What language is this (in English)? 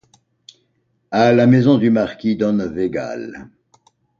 French